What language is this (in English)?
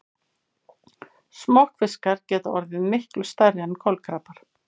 Icelandic